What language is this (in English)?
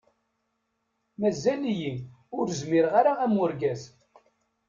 Kabyle